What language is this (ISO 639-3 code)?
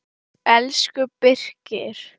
isl